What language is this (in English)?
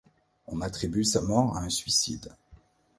French